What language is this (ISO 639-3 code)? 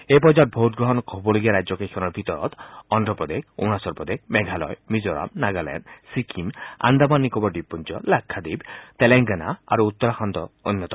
asm